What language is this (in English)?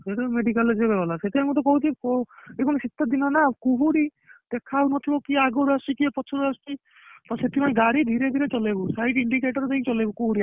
Odia